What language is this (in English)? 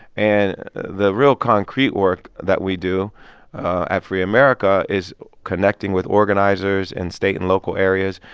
English